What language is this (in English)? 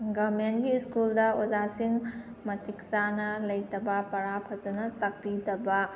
Manipuri